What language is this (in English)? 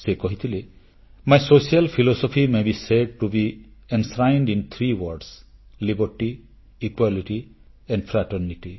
Odia